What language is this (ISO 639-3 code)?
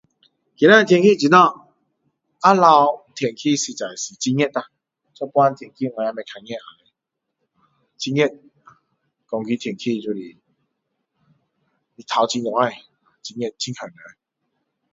cdo